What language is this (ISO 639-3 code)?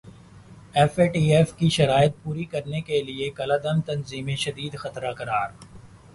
urd